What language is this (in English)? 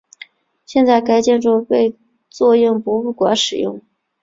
Chinese